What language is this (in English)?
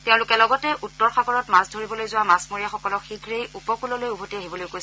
Assamese